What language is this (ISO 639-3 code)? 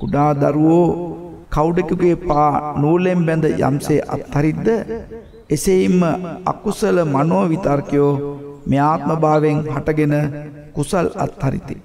hin